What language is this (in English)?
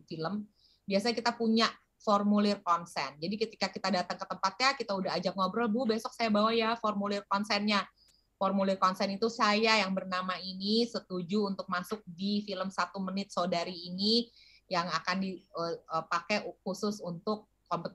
Indonesian